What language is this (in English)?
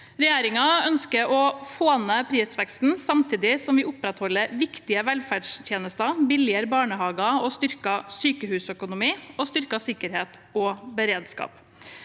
Norwegian